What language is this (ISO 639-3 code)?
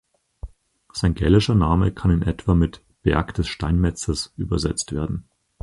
deu